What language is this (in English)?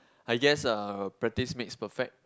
English